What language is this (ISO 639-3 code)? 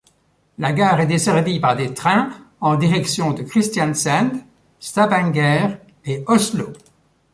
fra